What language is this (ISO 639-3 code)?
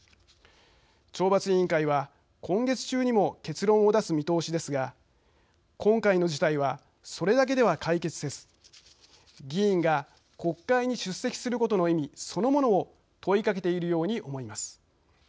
jpn